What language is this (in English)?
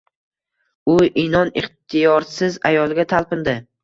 Uzbek